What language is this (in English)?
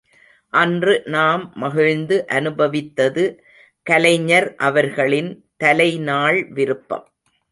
Tamil